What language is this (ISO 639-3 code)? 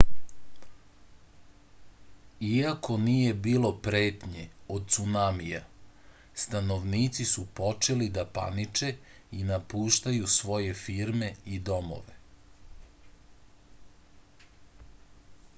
srp